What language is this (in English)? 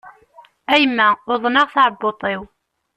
Kabyle